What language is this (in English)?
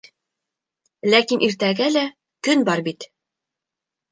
Bashkir